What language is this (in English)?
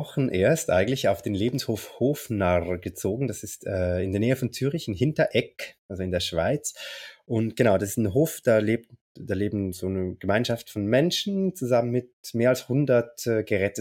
German